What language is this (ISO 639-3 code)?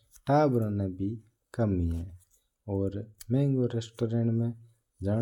mtr